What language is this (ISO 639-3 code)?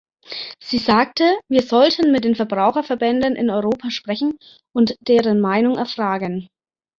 deu